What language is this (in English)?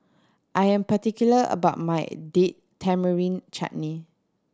English